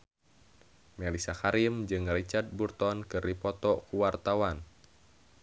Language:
Sundanese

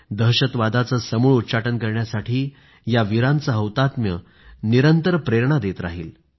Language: Marathi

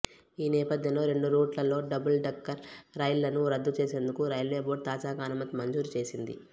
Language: Telugu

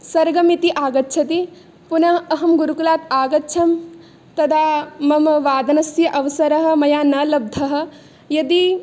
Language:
Sanskrit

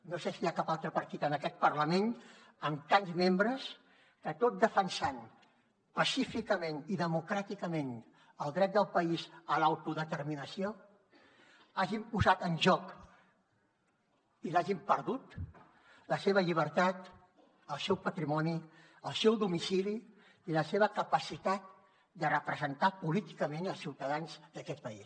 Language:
Catalan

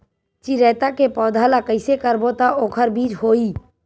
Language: Chhattisgarhi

